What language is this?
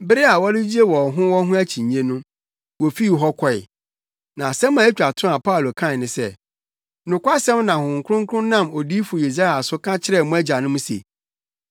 Akan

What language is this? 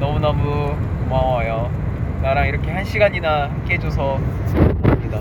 Korean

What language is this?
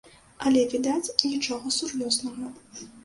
Belarusian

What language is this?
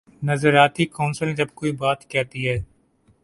Urdu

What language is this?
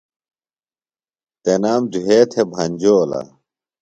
Phalura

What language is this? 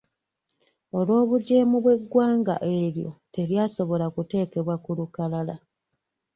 Ganda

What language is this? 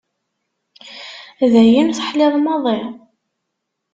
Kabyle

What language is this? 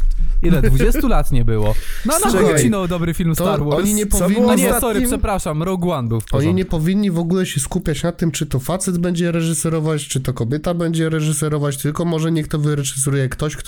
Polish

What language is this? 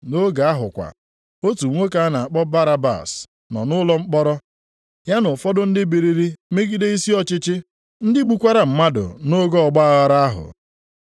Igbo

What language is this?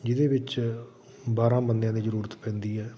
Punjabi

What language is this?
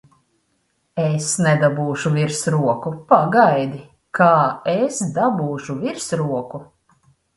Latvian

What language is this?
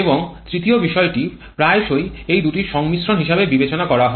Bangla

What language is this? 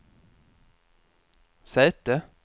Swedish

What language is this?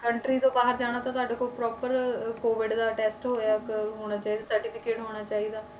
Punjabi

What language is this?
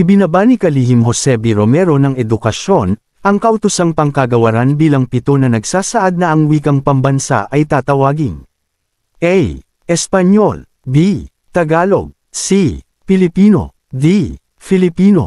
Filipino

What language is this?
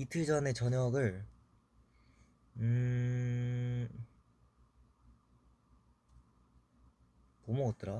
Korean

